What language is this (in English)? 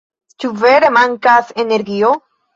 Esperanto